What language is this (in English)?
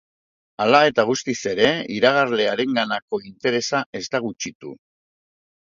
Basque